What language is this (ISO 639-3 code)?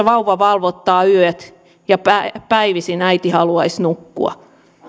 fin